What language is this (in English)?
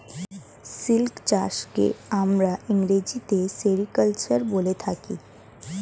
Bangla